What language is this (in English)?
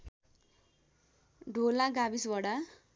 Nepali